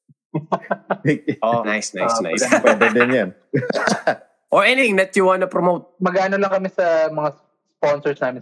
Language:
Filipino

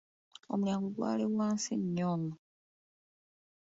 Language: Ganda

